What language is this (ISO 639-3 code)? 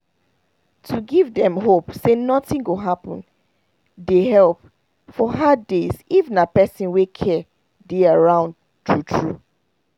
pcm